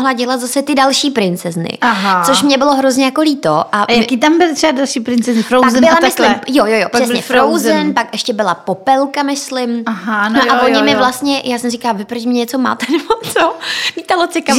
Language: Czech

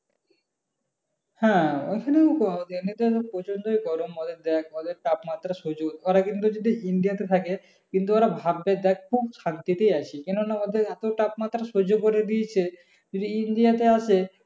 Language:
Bangla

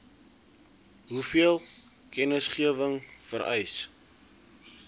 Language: Afrikaans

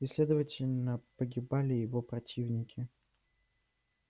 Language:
Russian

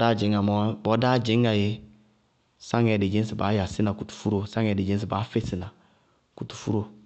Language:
Bago-Kusuntu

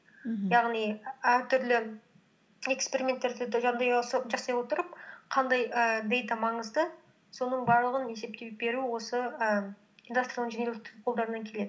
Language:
Kazakh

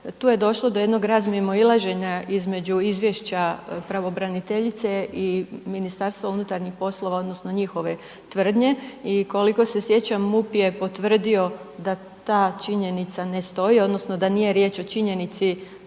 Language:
Croatian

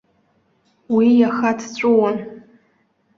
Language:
Abkhazian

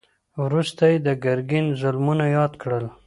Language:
Pashto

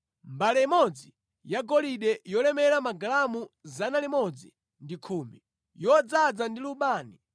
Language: Nyanja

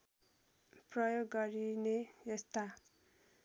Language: Nepali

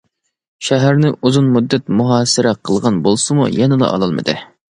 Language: Uyghur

